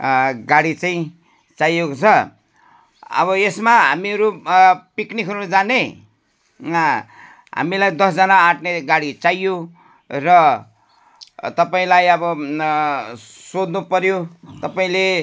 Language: Nepali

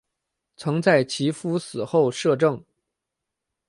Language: Chinese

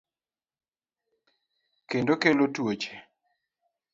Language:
Luo (Kenya and Tanzania)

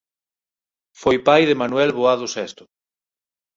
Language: Galician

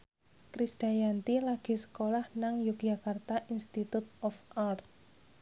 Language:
Javanese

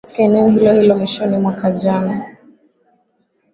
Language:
Swahili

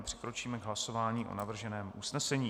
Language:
Czech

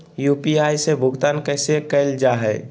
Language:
Magahi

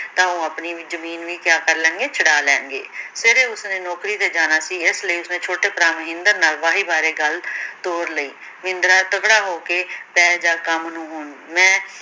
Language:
Punjabi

